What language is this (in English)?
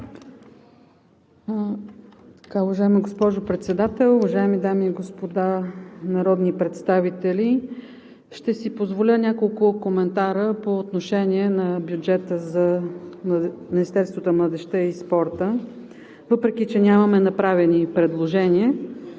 Bulgarian